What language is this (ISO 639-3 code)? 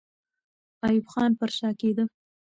pus